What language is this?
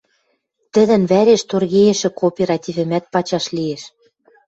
Western Mari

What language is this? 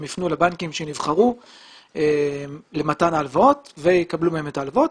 Hebrew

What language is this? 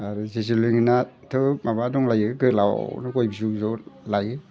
Bodo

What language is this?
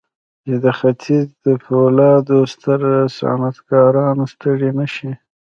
Pashto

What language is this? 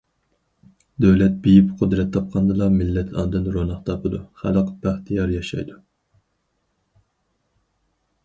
Uyghur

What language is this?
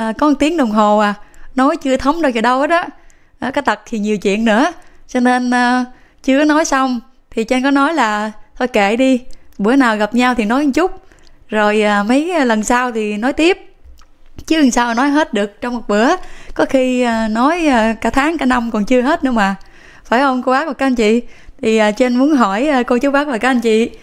Vietnamese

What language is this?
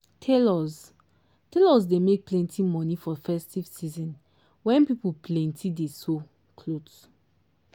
Nigerian Pidgin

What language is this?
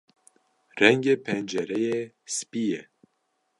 Kurdish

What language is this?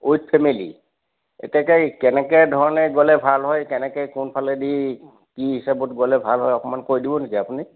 Assamese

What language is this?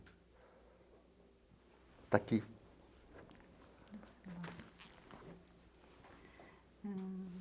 Portuguese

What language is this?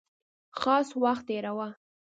Pashto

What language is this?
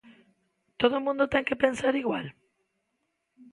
Galician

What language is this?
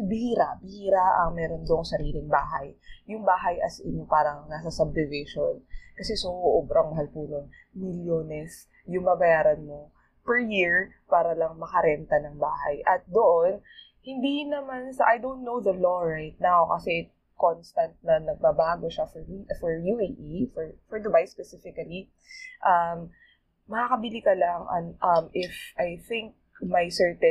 Filipino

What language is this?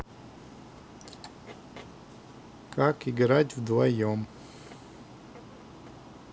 Russian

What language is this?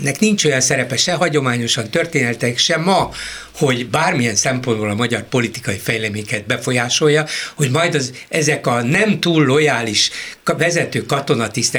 Hungarian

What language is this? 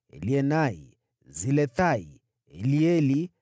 Swahili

